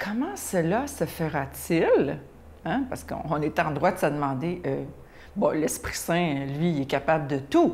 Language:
French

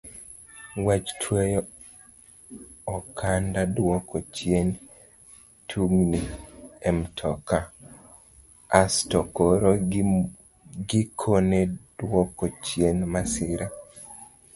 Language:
Luo (Kenya and Tanzania)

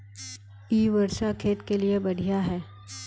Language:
Magahi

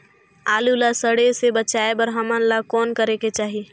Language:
Chhattisgarhi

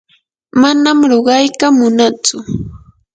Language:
Yanahuanca Pasco Quechua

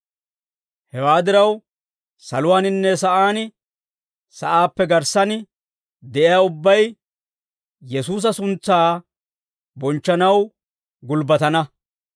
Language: Dawro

